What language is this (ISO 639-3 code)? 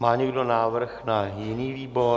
ces